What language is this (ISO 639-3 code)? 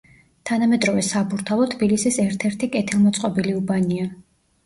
kat